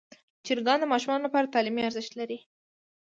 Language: Pashto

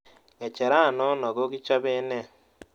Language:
Kalenjin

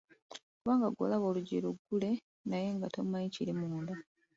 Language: Ganda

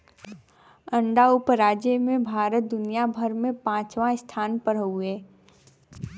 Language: Bhojpuri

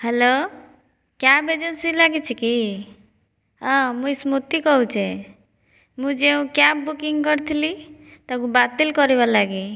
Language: Odia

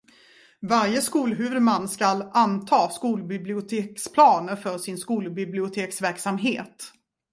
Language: Swedish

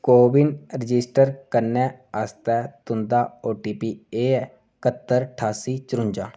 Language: Dogri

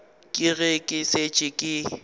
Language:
Northern Sotho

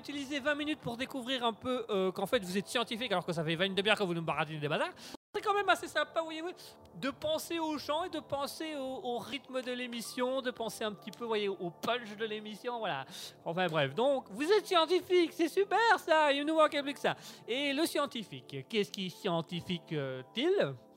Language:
French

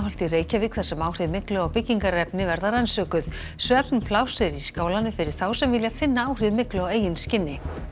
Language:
Icelandic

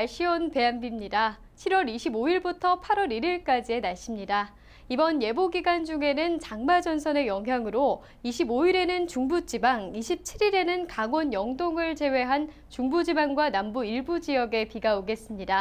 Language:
Korean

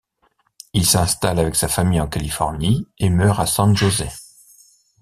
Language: French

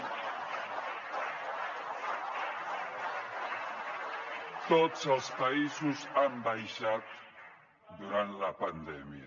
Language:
Catalan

